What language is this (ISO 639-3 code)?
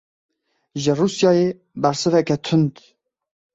kur